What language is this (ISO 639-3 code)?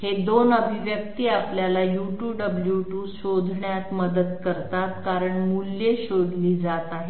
mar